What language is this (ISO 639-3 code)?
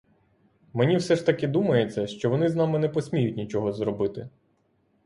ukr